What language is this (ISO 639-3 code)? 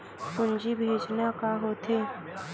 hne